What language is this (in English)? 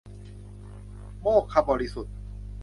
Thai